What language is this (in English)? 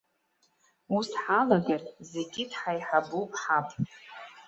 Abkhazian